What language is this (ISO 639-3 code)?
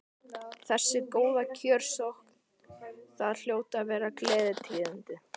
isl